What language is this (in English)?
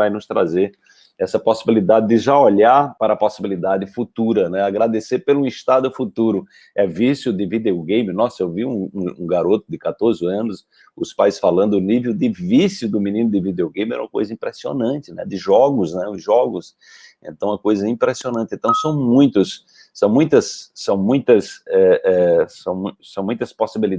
Portuguese